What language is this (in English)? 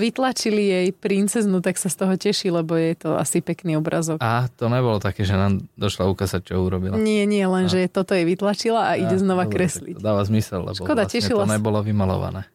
Slovak